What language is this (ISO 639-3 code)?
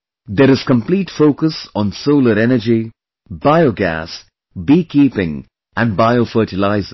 eng